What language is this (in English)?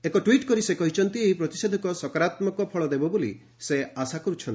Odia